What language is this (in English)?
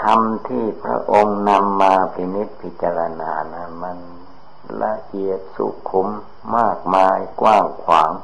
Thai